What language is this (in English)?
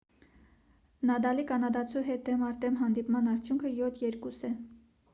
Armenian